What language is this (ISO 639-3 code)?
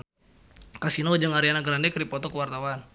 sun